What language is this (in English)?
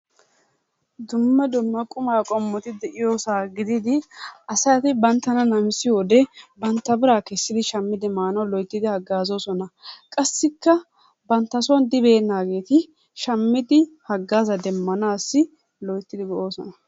Wolaytta